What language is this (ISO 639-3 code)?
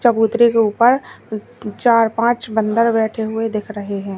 hin